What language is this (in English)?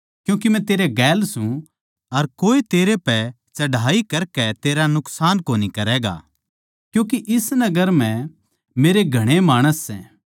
Haryanvi